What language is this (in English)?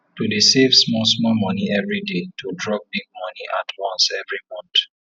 Nigerian Pidgin